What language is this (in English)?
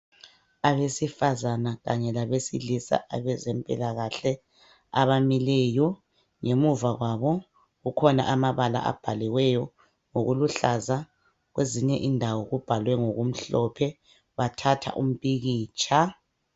North Ndebele